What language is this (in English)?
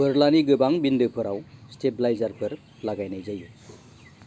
Bodo